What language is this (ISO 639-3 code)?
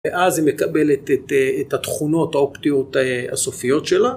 heb